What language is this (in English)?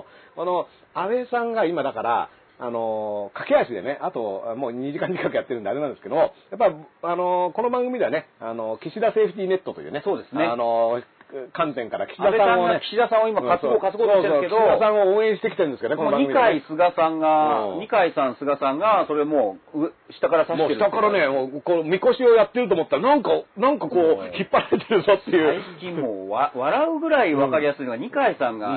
Japanese